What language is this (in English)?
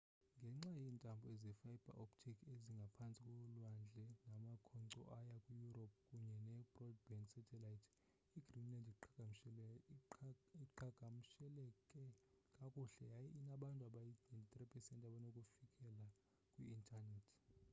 Xhosa